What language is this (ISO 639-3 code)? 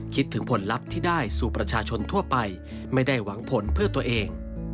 tha